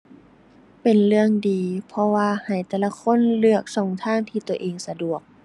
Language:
Thai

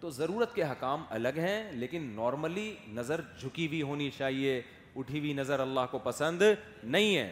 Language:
Urdu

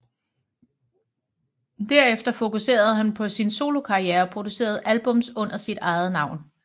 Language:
Danish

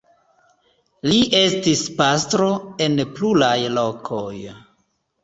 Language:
Esperanto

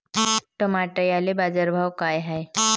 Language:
Marathi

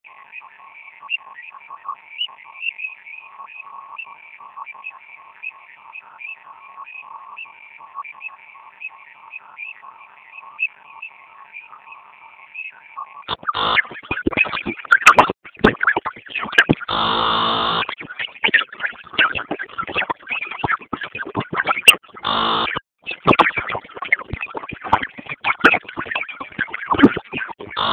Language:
Basque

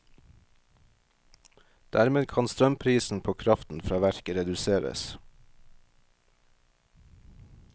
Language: Norwegian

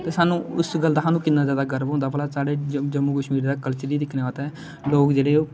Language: Dogri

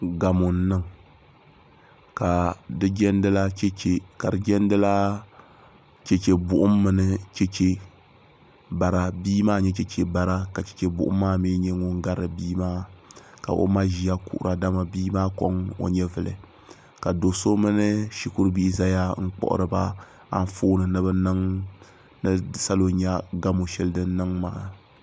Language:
Dagbani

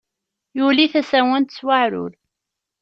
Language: Kabyle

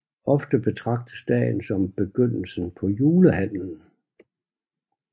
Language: Danish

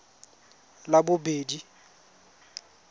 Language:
Tswana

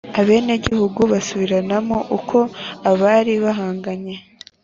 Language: Kinyarwanda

